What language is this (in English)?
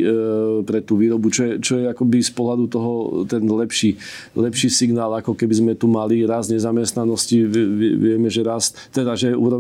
Slovak